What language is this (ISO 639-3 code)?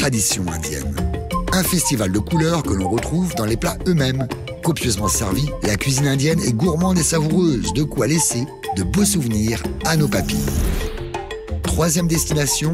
fra